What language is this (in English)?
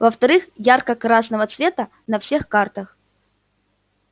Russian